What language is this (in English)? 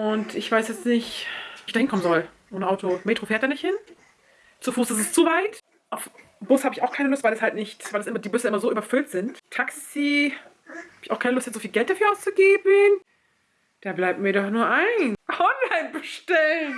German